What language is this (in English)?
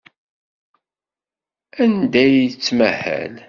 Kabyle